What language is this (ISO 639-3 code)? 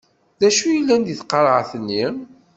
kab